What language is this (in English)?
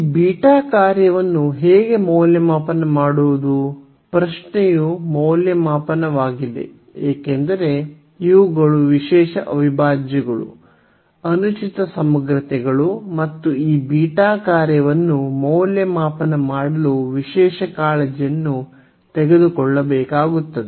Kannada